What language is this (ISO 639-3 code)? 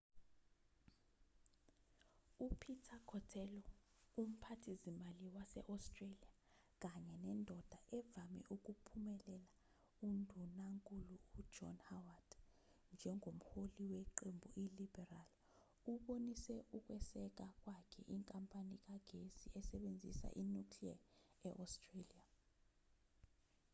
zul